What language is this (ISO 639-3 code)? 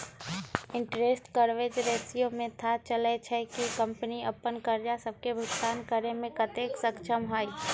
mag